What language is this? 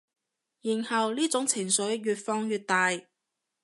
Cantonese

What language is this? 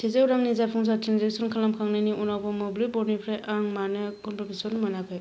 Bodo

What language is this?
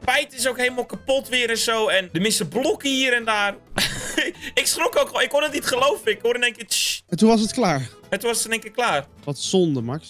Dutch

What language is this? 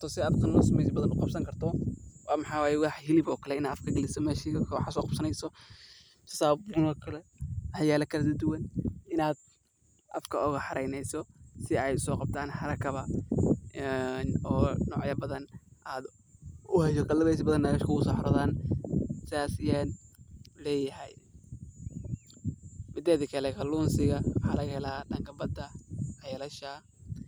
Somali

